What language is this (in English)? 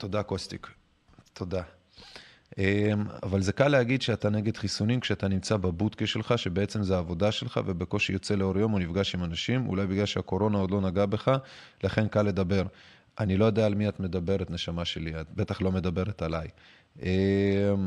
Hebrew